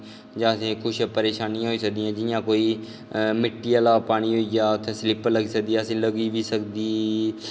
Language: Dogri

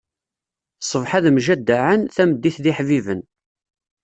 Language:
Kabyle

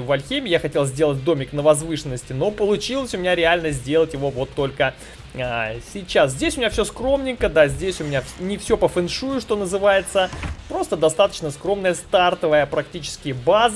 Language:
Russian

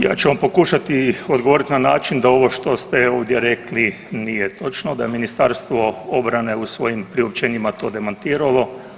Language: Croatian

